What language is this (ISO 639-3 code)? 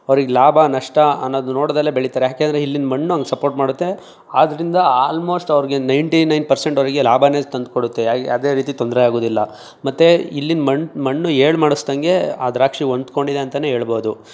kan